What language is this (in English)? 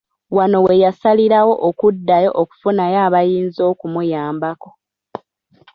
Ganda